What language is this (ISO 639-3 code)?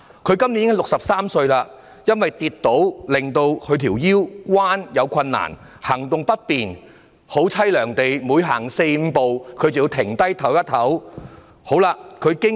yue